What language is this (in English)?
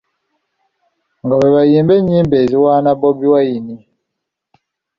Ganda